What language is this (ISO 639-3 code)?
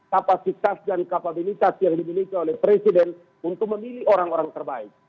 ind